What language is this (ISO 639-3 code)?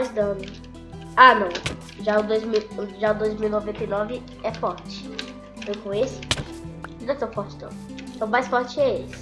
por